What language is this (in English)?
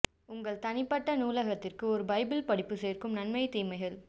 Tamil